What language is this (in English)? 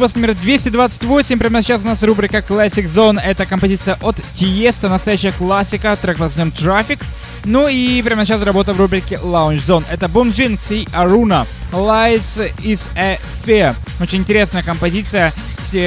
Russian